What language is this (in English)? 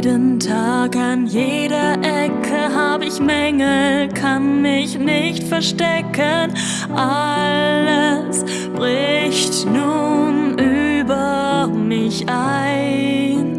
German